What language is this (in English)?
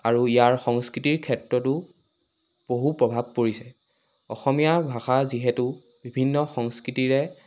Assamese